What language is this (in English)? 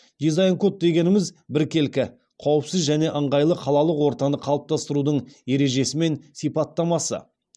Kazakh